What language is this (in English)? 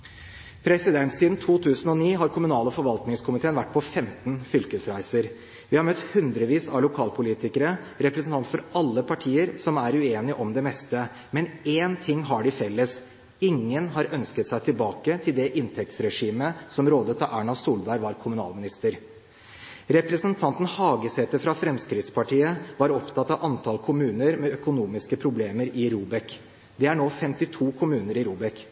Norwegian Bokmål